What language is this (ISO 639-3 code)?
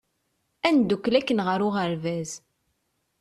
kab